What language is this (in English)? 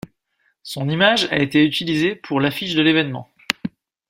French